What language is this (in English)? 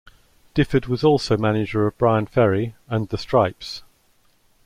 English